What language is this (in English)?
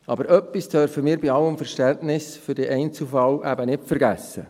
Swiss German